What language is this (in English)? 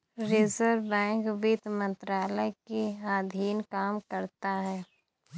Hindi